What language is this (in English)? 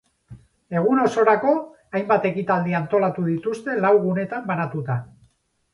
Basque